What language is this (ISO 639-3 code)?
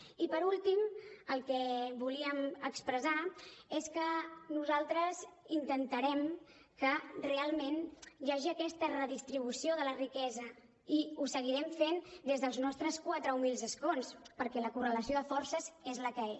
cat